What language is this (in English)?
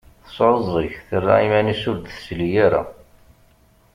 Kabyle